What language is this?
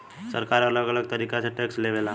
Bhojpuri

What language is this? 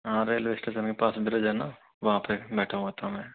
Hindi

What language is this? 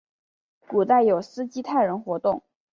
Chinese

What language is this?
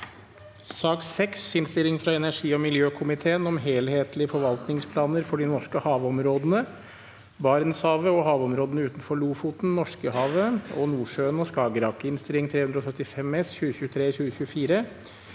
Norwegian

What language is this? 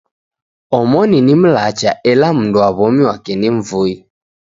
Taita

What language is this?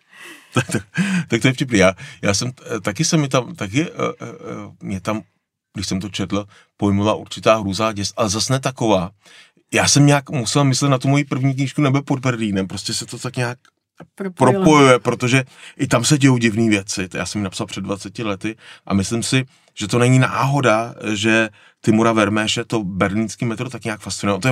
Czech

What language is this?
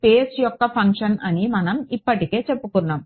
Telugu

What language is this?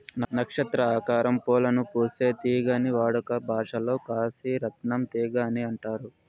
Telugu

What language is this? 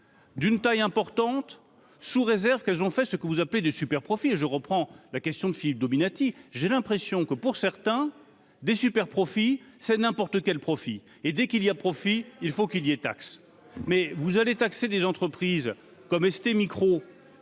French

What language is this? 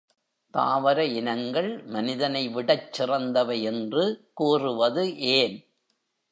Tamil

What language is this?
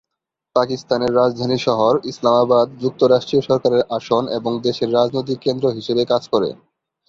Bangla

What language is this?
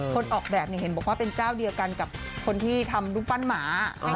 Thai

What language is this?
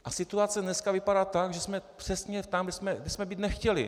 Czech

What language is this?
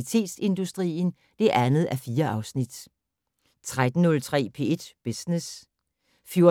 Danish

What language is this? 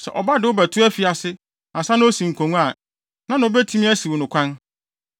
Akan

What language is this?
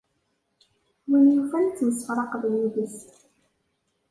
Kabyle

